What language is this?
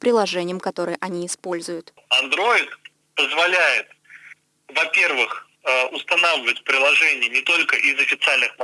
Russian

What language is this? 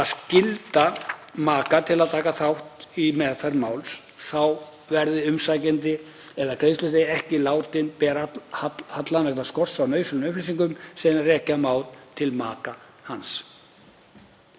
Icelandic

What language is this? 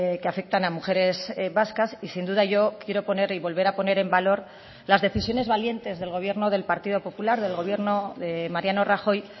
Spanish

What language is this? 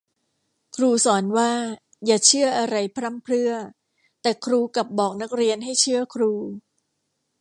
Thai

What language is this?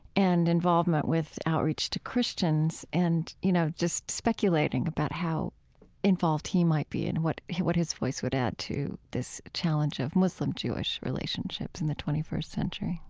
English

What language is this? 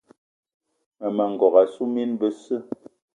Eton (Cameroon)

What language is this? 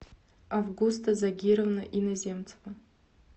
Russian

